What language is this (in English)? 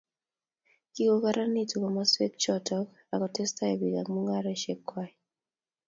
Kalenjin